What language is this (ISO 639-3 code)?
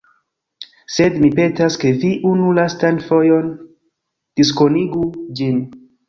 epo